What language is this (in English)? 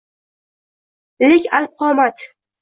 Uzbek